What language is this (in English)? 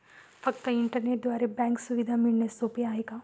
Marathi